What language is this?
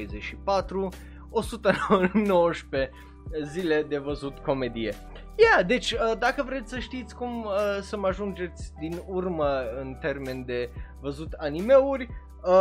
Romanian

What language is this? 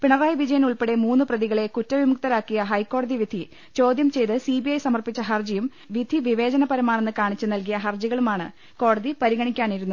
Malayalam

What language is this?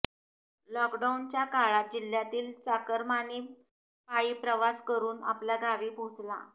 Marathi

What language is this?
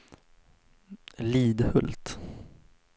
Swedish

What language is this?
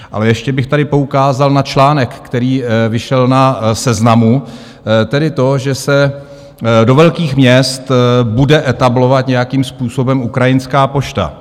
Czech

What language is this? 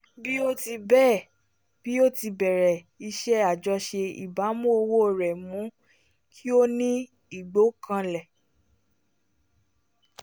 Yoruba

